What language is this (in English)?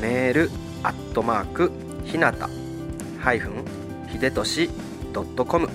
Japanese